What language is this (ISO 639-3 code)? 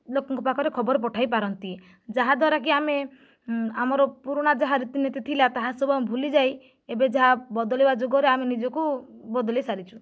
ori